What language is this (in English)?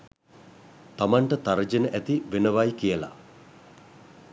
Sinhala